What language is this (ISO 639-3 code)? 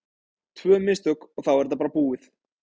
isl